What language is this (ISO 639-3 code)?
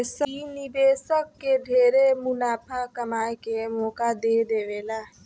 bho